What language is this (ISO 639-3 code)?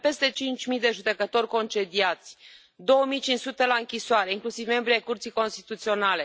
ron